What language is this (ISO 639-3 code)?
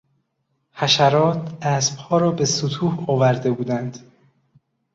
fas